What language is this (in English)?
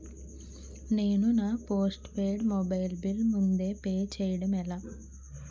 Telugu